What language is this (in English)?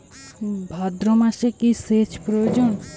Bangla